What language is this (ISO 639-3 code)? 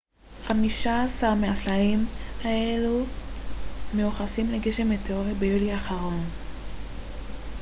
heb